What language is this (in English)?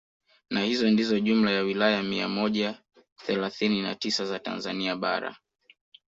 Swahili